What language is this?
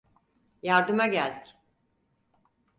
Turkish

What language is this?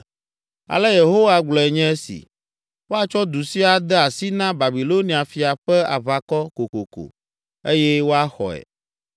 Ewe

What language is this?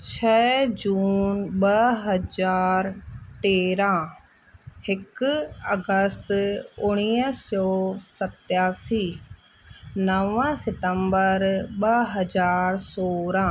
Sindhi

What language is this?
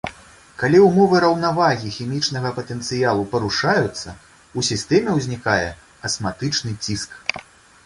Belarusian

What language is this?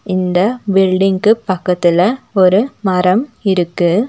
Tamil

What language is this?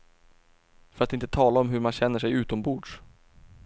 Swedish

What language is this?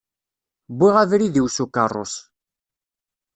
Kabyle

